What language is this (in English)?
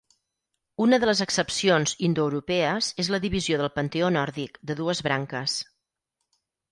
Catalan